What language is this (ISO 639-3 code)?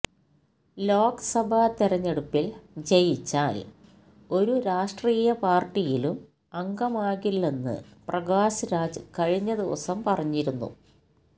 mal